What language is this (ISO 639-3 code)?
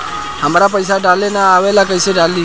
bho